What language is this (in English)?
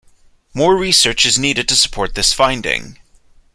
English